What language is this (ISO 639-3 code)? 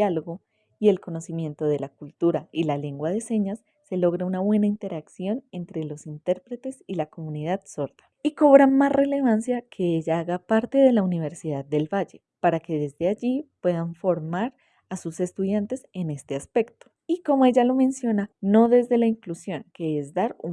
spa